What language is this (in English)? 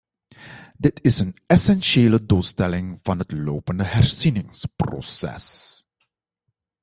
Dutch